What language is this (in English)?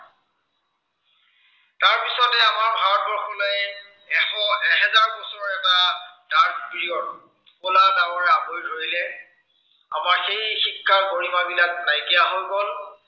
Assamese